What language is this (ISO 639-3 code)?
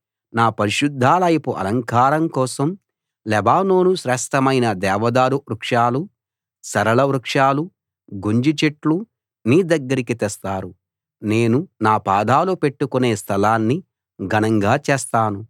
tel